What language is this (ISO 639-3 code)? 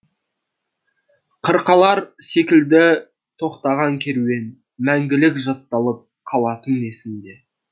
kaz